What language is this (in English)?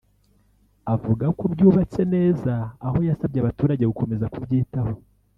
Kinyarwanda